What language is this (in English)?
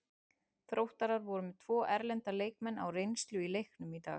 Icelandic